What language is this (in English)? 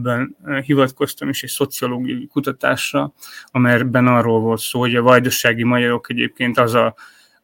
Hungarian